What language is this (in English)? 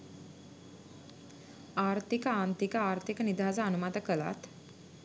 Sinhala